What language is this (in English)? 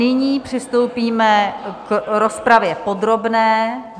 Czech